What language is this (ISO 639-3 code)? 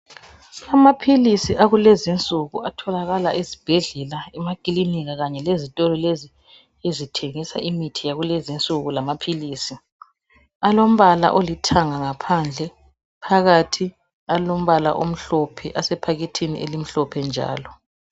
nde